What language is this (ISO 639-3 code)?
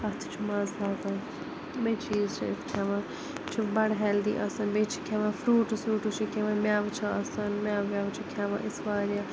kas